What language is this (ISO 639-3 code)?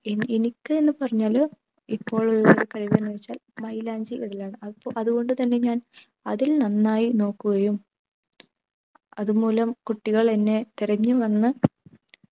mal